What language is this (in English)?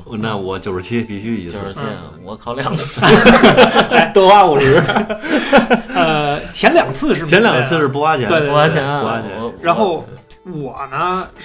Chinese